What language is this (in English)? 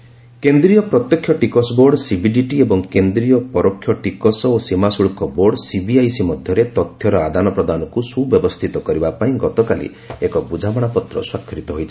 Odia